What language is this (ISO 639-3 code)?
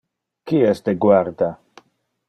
ina